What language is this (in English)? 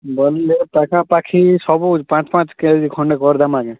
Odia